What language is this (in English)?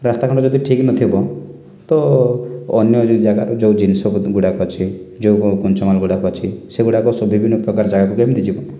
Odia